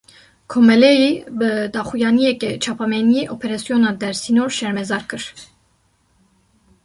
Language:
Kurdish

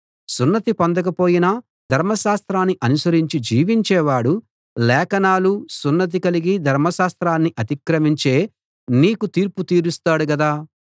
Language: Telugu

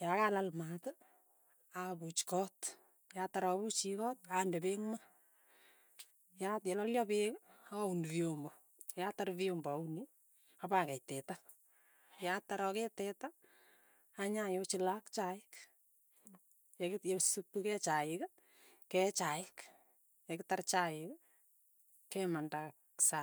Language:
Tugen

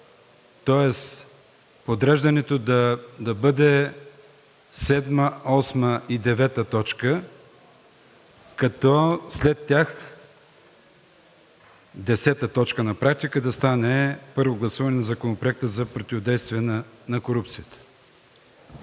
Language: Bulgarian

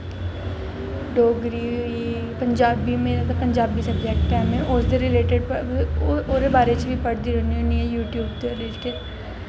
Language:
Dogri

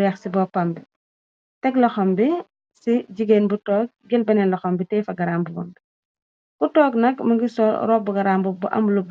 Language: Wolof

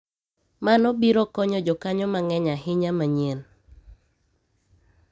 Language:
Luo (Kenya and Tanzania)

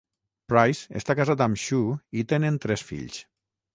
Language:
Catalan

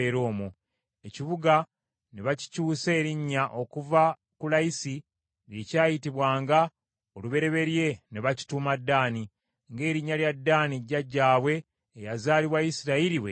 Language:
Ganda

